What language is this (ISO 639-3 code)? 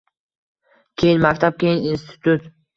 uzb